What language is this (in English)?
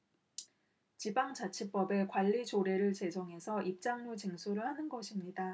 Korean